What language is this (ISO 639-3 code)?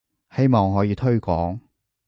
yue